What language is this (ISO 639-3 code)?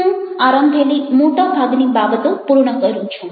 guj